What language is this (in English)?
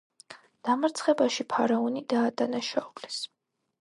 Georgian